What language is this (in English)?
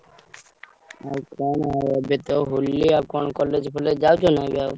Odia